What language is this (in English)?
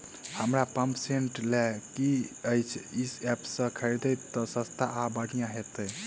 Maithili